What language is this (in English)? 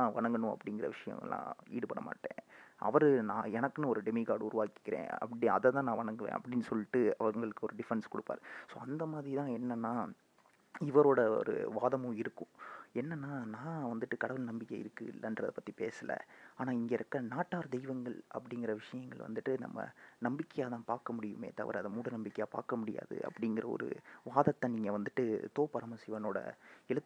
Tamil